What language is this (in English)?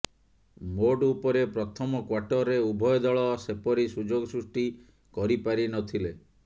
Odia